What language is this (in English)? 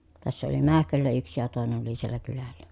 Finnish